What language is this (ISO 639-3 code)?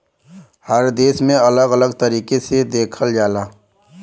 bho